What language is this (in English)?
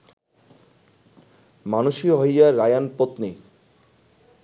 Bangla